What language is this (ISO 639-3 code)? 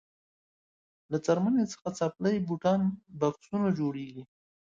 pus